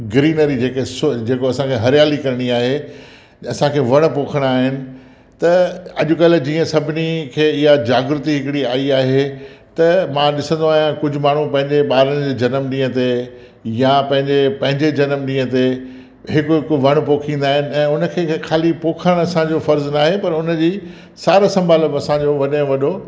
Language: Sindhi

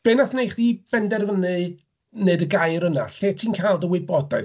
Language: Welsh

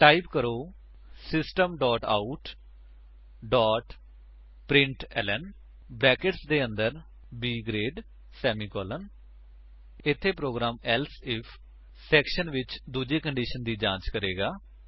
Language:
Punjabi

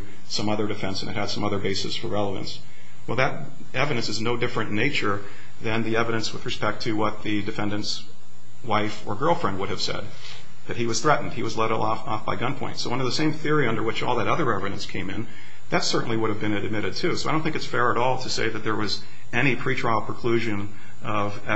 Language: English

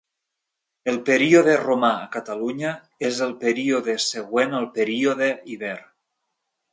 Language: Catalan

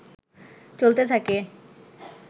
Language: Bangla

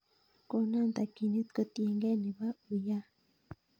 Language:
Kalenjin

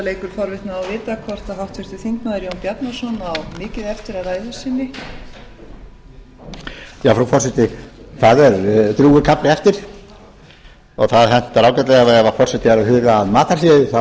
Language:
Icelandic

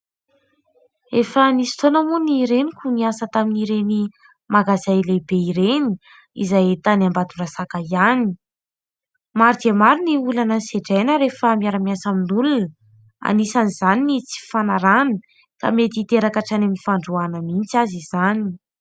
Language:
Malagasy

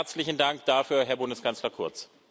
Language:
German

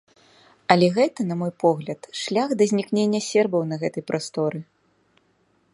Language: Belarusian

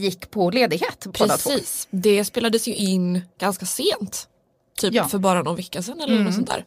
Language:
Swedish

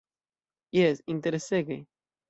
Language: Esperanto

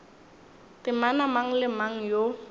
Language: Northern Sotho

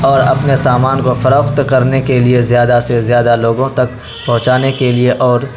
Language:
Urdu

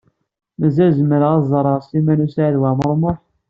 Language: Kabyle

